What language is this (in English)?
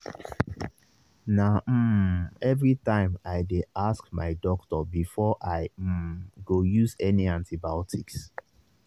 Nigerian Pidgin